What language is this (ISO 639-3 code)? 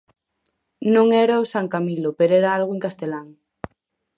glg